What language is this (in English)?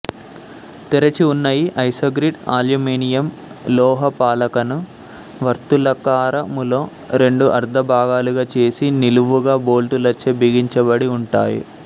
Telugu